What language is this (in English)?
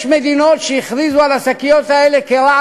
Hebrew